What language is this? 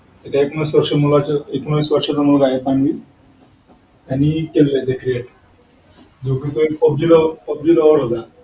Marathi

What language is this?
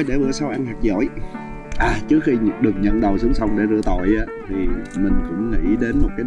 Vietnamese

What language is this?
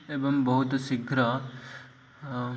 Odia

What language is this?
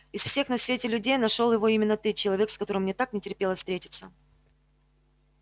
Russian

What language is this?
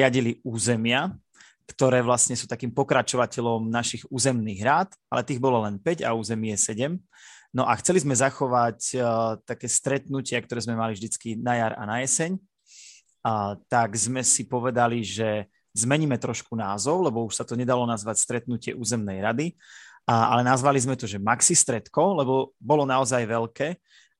Slovak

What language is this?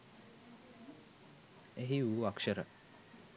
Sinhala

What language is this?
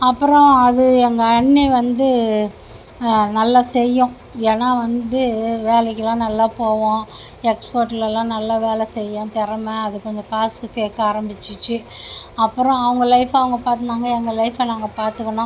Tamil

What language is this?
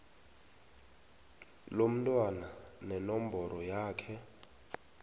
South Ndebele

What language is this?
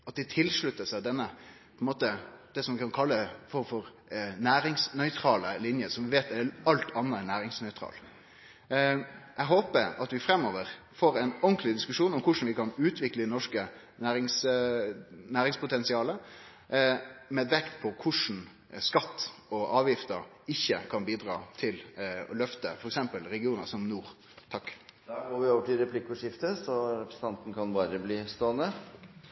Norwegian Nynorsk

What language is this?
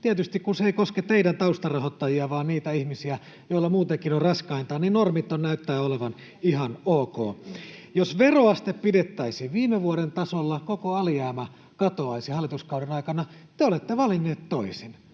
Finnish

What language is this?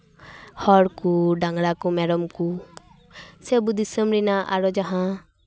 Santali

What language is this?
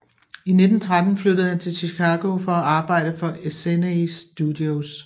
Danish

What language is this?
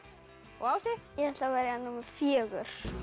Icelandic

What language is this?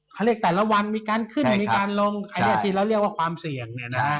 Thai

